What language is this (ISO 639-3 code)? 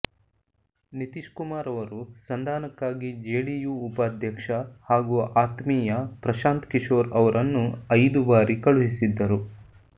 kan